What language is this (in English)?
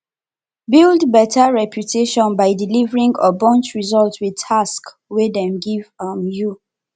Nigerian Pidgin